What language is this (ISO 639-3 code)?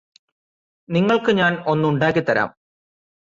mal